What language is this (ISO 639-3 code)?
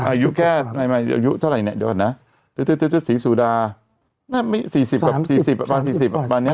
tha